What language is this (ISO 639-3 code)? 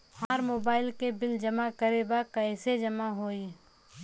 bho